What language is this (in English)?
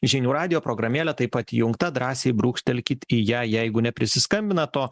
Lithuanian